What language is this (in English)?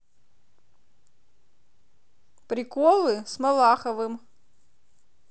Russian